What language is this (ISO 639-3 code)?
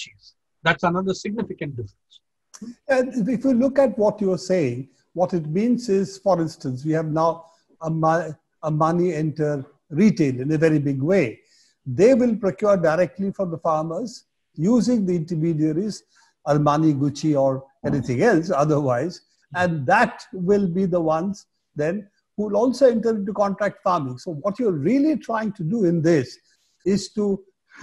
eng